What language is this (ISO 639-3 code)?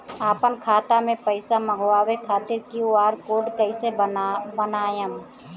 bho